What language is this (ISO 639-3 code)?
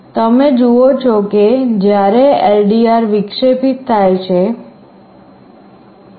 guj